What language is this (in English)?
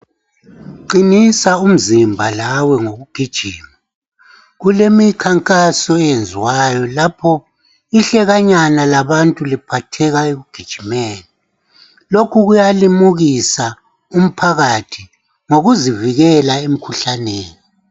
North Ndebele